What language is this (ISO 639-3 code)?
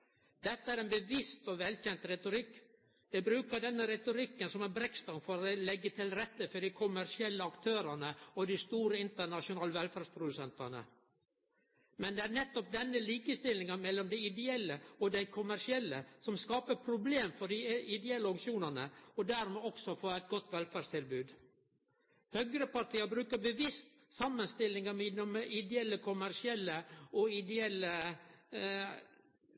nno